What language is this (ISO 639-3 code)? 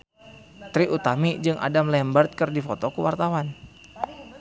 sun